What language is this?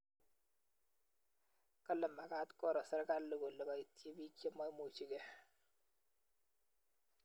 Kalenjin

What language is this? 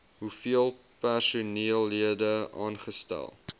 Afrikaans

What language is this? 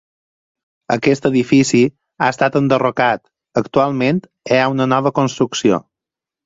Catalan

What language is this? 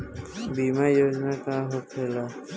Bhojpuri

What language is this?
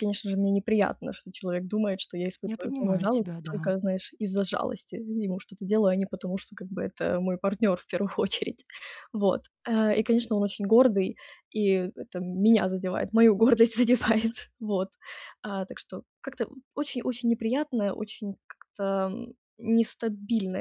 Russian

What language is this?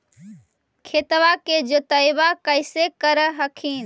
Magahi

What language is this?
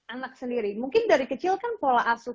Indonesian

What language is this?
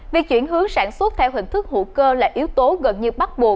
Vietnamese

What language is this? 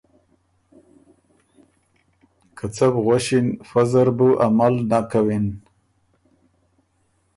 Ormuri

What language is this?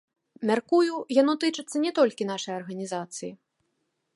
Belarusian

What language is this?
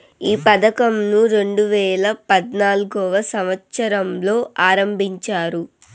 Telugu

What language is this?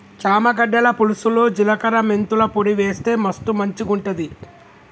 Telugu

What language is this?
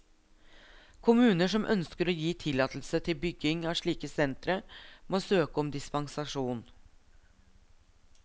Norwegian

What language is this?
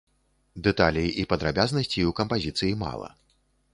Belarusian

